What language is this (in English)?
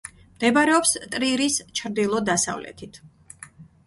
Georgian